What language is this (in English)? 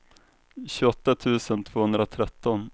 Swedish